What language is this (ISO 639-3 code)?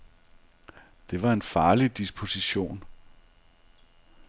dan